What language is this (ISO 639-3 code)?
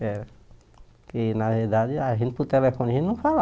por